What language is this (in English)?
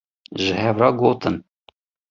Kurdish